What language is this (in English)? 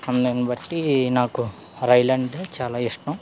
Telugu